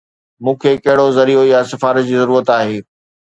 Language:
Sindhi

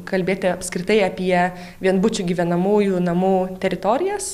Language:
Lithuanian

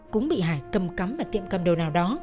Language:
Vietnamese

